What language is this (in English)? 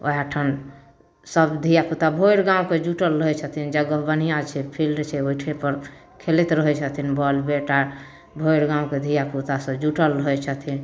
Maithili